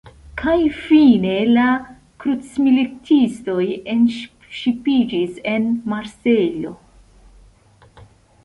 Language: Esperanto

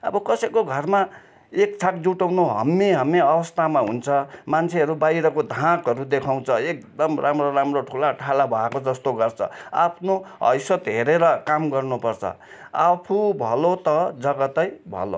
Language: Nepali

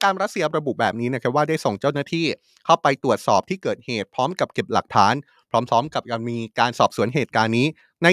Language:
Thai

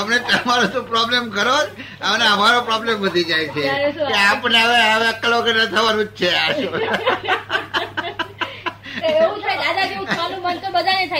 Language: Gujarati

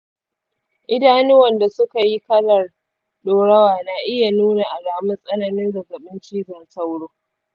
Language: Hausa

